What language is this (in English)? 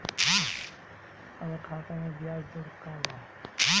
Bhojpuri